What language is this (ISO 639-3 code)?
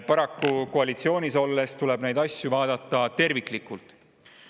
est